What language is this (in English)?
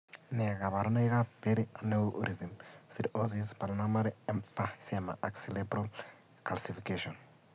Kalenjin